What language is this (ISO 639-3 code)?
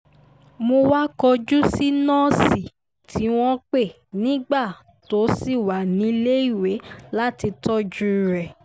yor